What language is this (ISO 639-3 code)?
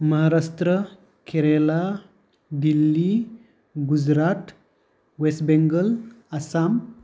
brx